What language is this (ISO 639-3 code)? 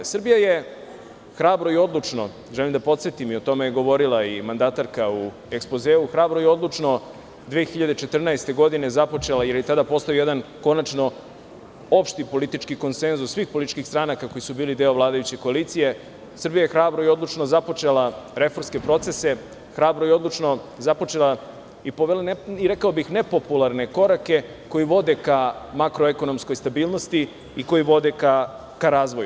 srp